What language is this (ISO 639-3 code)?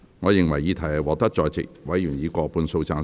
yue